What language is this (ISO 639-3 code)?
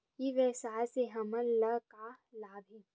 hne